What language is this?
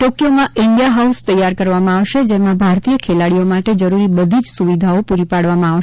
Gujarati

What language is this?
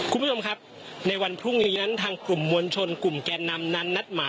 Thai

